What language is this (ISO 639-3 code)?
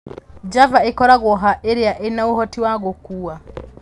kik